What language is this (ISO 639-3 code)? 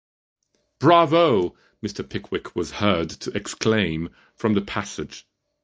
eng